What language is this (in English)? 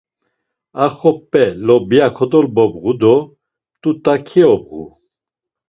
Laz